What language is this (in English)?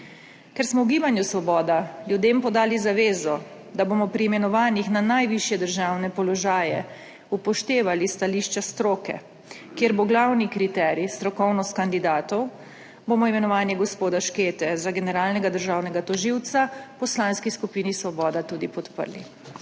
Slovenian